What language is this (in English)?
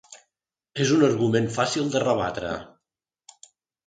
Catalan